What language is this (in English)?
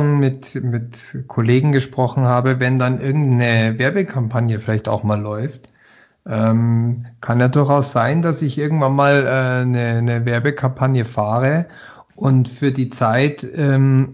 German